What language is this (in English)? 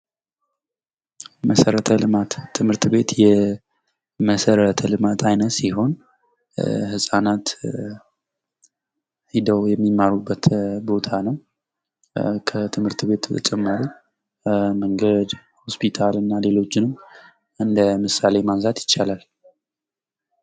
Amharic